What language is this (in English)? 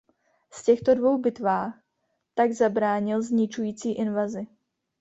Czech